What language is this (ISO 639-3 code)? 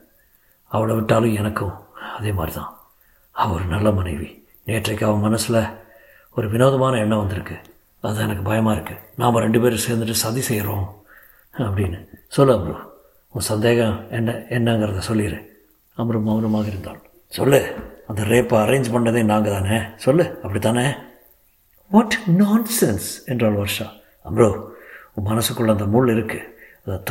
tam